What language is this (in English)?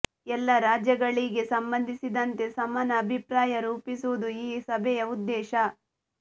Kannada